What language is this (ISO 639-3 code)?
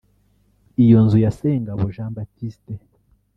kin